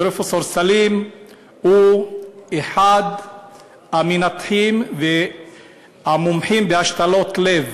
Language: Hebrew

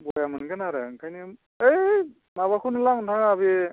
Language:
Bodo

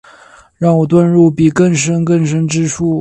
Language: Chinese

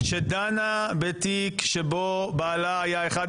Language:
Hebrew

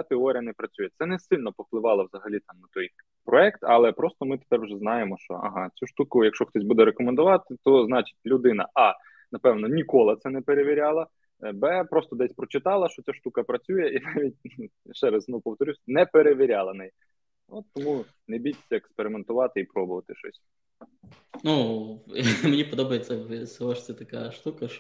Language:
Ukrainian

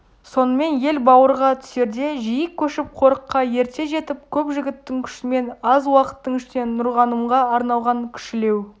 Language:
Kazakh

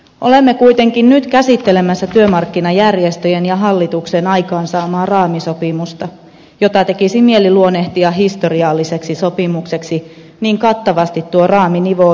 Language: Finnish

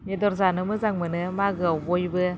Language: Bodo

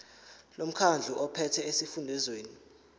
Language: Zulu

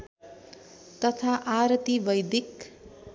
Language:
Nepali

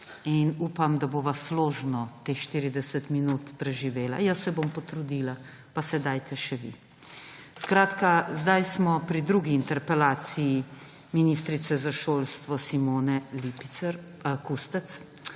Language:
Slovenian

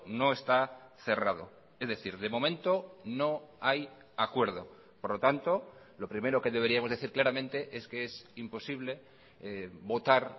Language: Spanish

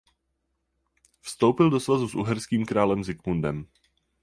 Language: Czech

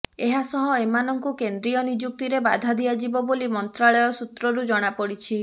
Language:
Odia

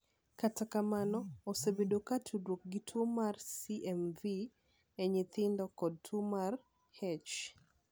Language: Luo (Kenya and Tanzania)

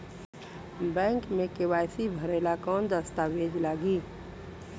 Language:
Bhojpuri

